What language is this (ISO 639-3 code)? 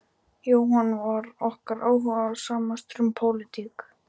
isl